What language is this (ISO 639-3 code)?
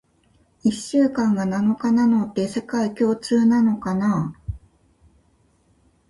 jpn